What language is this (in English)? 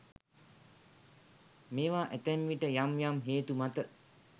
Sinhala